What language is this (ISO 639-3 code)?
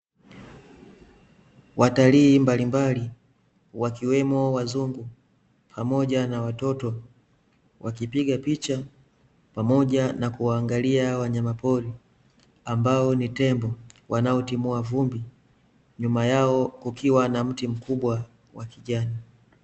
swa